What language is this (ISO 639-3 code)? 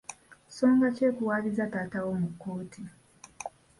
lug